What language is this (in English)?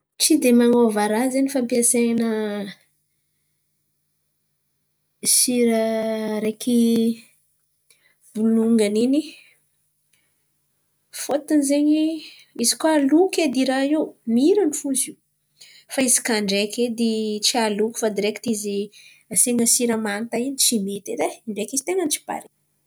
Antankarana Malagasy